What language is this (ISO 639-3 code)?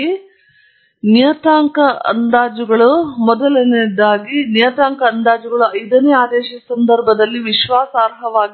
kan